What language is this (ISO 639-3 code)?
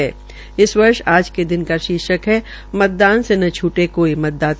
hin